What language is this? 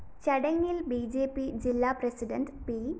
Malayalam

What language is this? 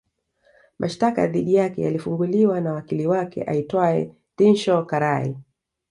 Swahili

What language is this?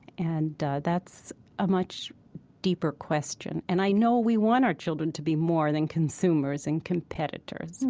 English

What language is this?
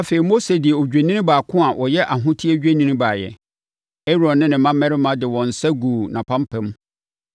Akan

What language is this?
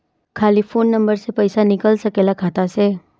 Bhojpuri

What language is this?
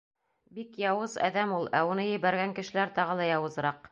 Bashkir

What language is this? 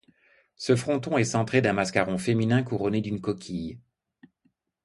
French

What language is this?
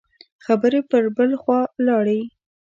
Pashto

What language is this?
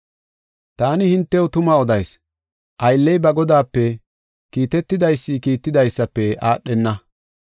Gofa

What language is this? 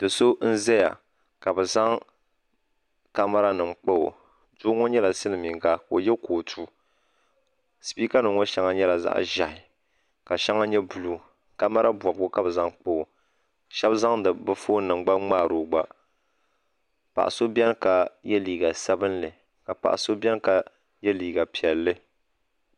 Dagbani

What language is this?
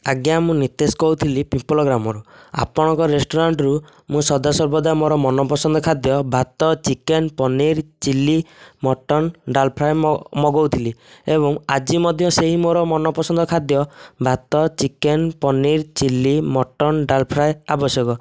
Odia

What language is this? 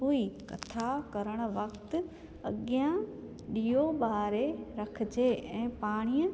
Sindhi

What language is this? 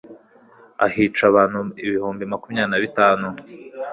Kinyarwanda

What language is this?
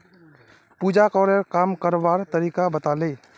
Magahi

